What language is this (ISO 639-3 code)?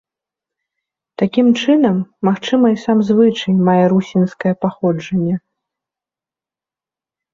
bel